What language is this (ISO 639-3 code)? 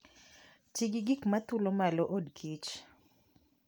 luo